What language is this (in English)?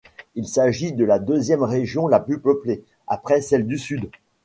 French